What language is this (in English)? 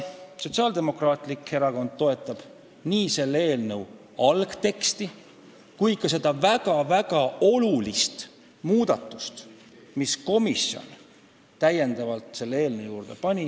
Estonian